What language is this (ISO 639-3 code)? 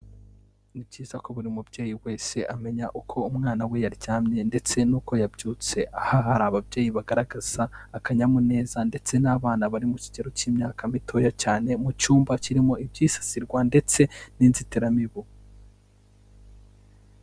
kin